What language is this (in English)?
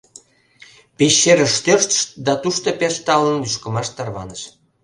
Mari